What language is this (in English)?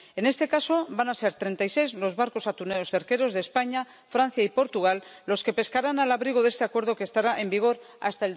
Spanish